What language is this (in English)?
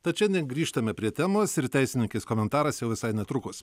Lithuanian